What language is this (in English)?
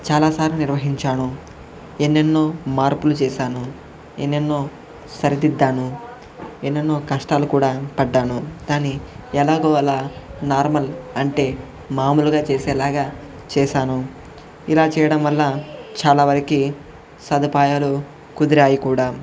Telugu